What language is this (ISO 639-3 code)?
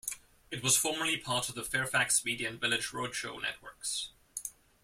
eng